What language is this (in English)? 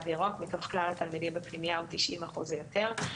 Hebrew